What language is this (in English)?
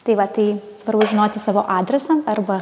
Lithuanian